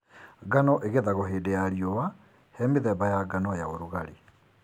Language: Kikuyu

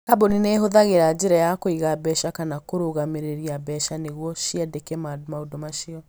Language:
Kikuyu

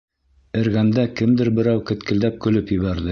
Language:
Bashkir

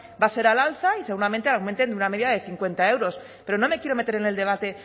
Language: Spanish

